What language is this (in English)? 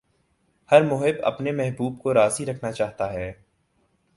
Urdu